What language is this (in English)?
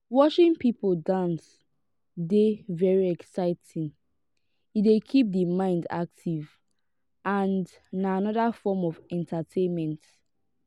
Nigerian Pidgin